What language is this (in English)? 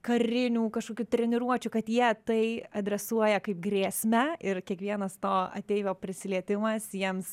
Lithuanian